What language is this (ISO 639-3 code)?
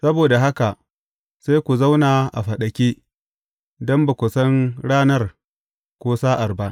hau